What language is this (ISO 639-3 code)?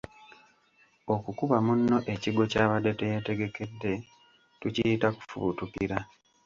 lug